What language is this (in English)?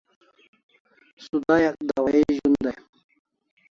Kalasha